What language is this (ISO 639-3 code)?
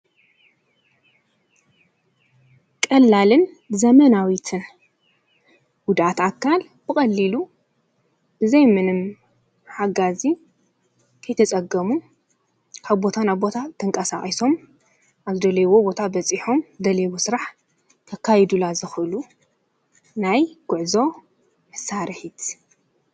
tir